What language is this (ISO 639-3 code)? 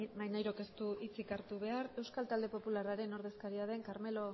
eus